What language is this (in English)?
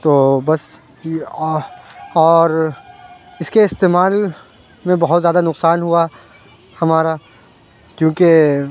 Urdu